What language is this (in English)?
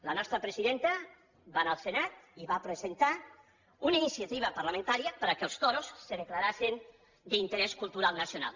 Catalan